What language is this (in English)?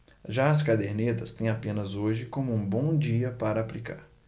Portuguese